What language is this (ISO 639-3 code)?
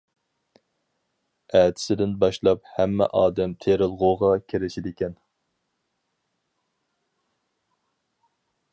uig